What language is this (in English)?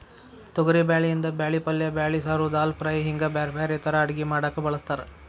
Kannada